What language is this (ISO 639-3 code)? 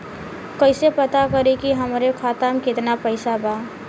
bho